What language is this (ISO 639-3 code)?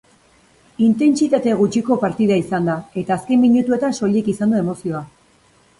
eus